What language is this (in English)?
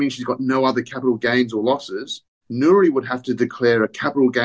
Indonesian